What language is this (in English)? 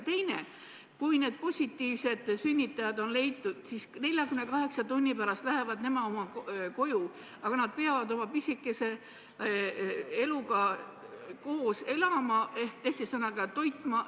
Estonian